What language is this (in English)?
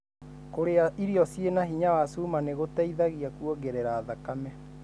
Kikuyu